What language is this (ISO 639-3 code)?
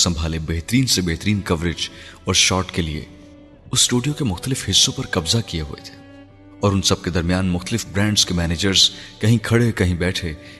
urd